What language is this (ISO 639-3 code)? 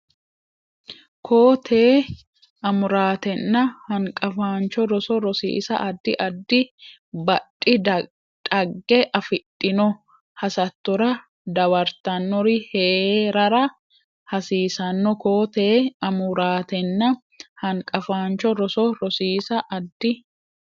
sid